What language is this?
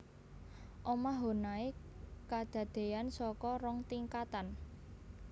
Javanese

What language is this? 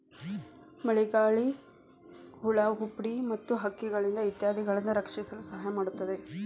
Kannada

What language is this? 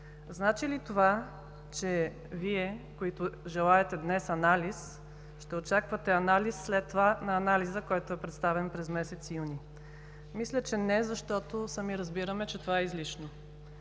Bulgarian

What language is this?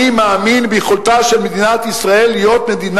Hebrew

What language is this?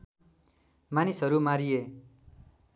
Nepali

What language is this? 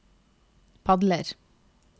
Norwegian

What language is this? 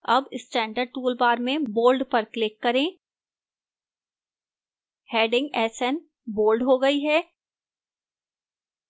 Hindi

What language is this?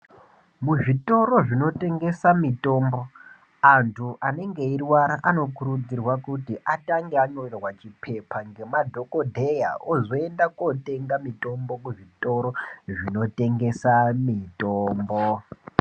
Ndau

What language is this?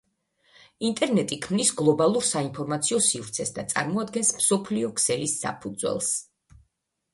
Georgian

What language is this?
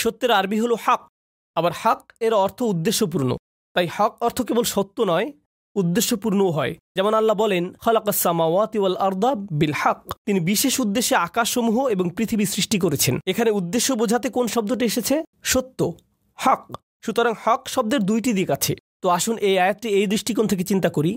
Bangla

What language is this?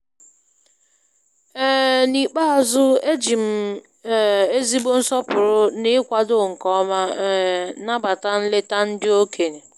Igbo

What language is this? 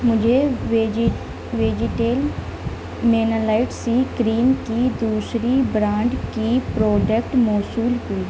Urdu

